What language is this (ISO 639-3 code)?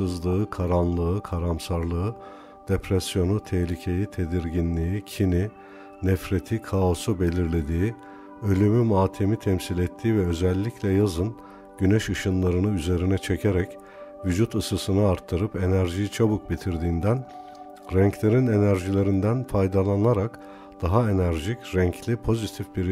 tur